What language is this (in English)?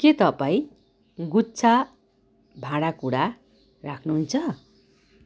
Nepali